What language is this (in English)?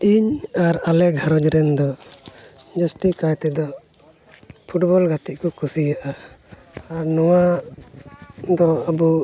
Santali